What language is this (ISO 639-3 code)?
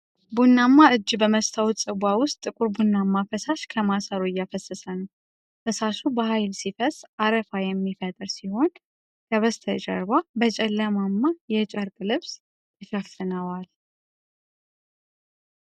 amh